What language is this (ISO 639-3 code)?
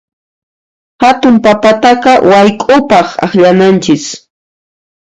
qxp